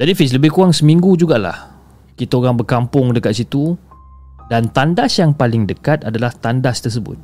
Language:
Malay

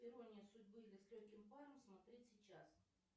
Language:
Russian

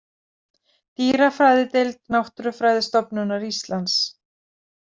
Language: Icelandic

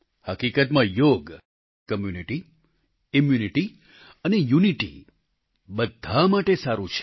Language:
Gujarati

